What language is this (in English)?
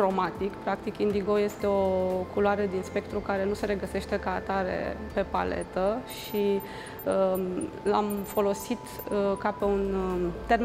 Romanian